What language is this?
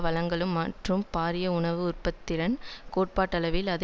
Tamil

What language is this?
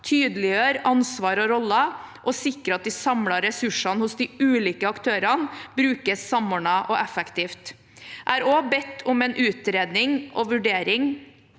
Norwegian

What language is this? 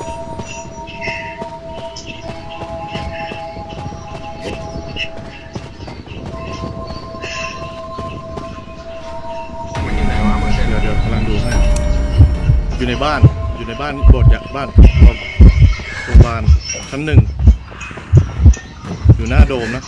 Thai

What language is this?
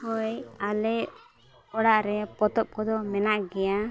Santali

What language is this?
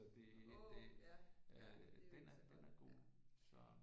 Danish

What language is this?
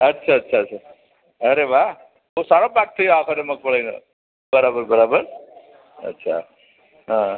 Gujarati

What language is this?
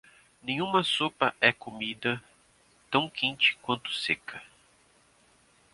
Portuguese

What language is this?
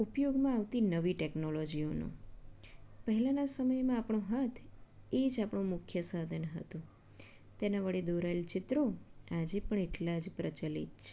Gujarati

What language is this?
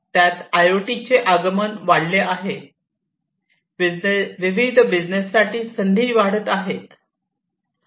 Marathi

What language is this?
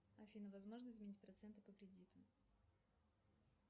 Russian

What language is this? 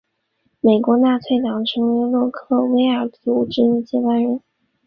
Chinese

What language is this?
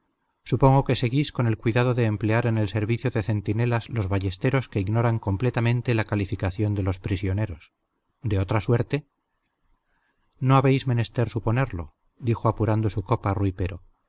Spanish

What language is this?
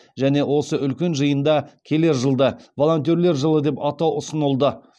Kazakh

